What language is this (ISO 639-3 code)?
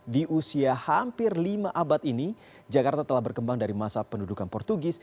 ind